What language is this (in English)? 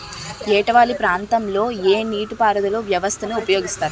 Telugu